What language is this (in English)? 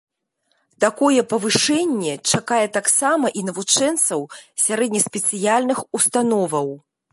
Belarusian